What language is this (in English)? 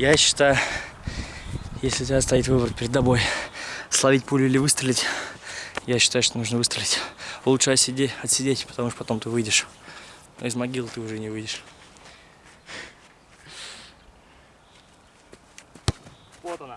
Russian